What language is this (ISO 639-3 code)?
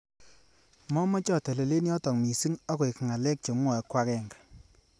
kln